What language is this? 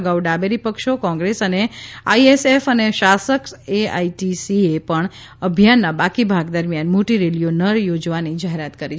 Gujarati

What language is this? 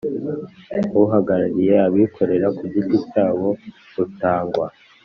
Kinyarwanda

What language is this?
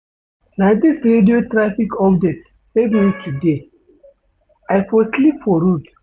Nigerian Pidgin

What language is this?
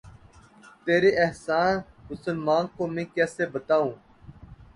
Urdu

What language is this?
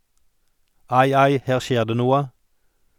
Norwegian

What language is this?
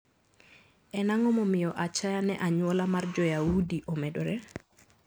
Luo (Kenya and Tanzania)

